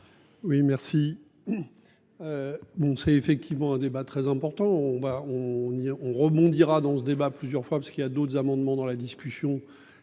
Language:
French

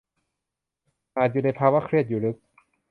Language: Thai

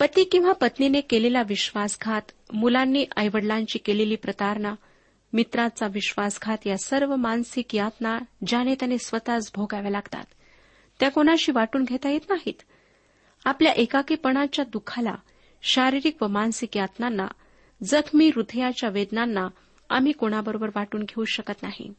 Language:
Marathi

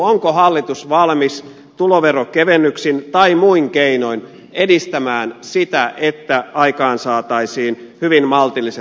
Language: Finnish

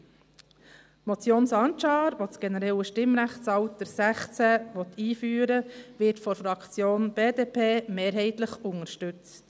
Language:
Swiss German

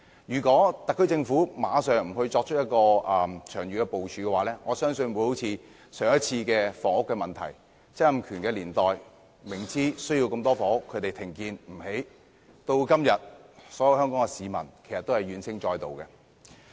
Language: Cantonese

